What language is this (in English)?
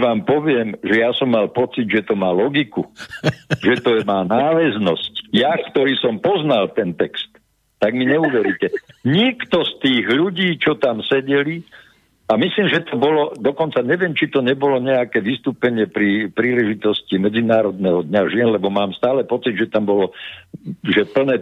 Slovak